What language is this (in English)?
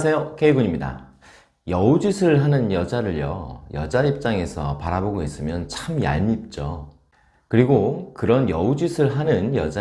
Korean